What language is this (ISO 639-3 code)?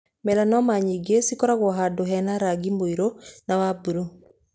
kik